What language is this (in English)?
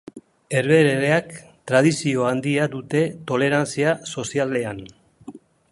Basque